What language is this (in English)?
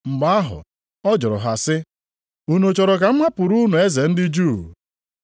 Igbo